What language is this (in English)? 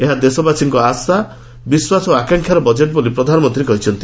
Odia